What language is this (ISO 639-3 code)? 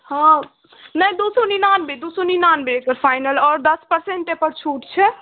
mai